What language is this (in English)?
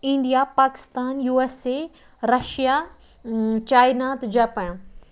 Kashmiri